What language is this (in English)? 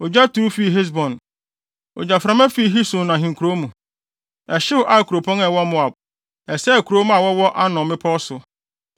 Akan